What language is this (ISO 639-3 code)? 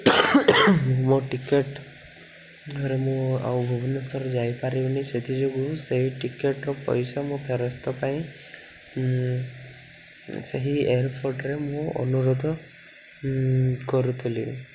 ori